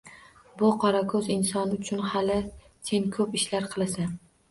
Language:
Uzbek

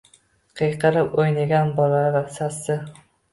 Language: Uzbek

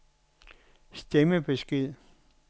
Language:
Danish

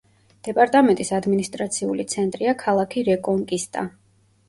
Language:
Georgian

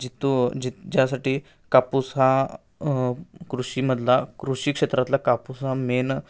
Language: Marathi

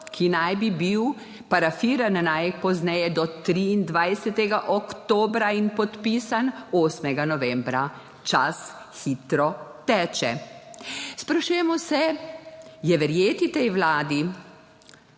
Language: Slovenian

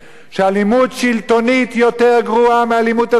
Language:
Hebrew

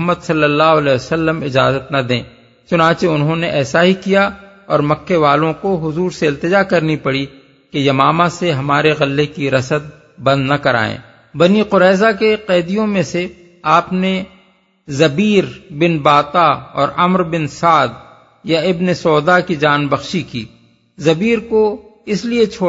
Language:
Urdu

